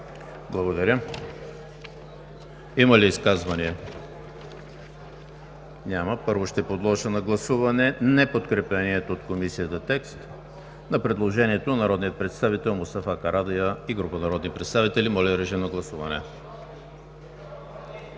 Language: Bulgarian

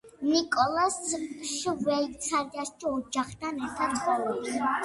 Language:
Georgian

